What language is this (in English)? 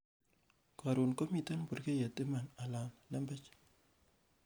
Kalenjin